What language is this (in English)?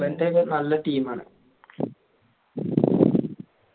Malayalam